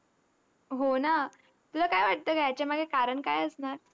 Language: Marathi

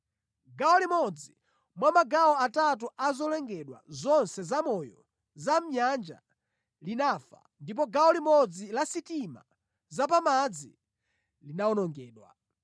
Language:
Nyanja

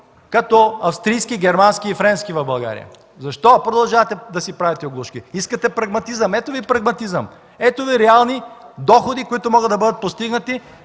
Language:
Bulgarian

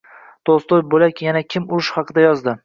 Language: Uzbek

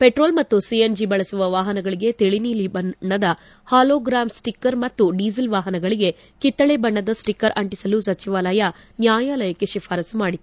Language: Kannada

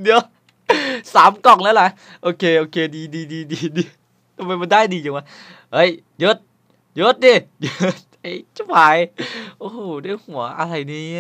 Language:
Thai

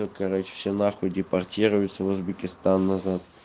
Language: Russian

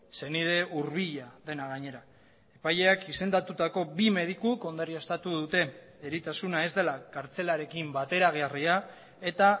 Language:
Basque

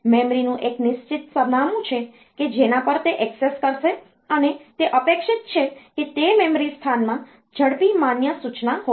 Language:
Gujarati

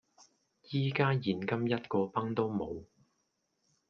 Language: Cantonese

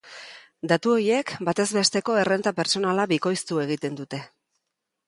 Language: Basque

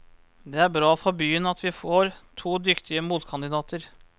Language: Norwegian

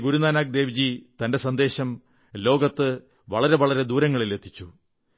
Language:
Malayalam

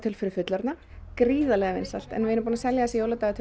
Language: Icelandic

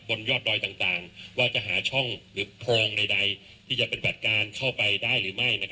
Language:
Thai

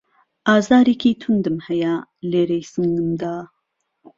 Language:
Central Kurdish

